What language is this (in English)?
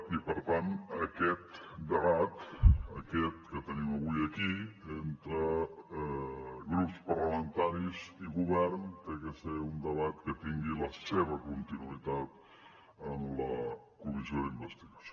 Catalan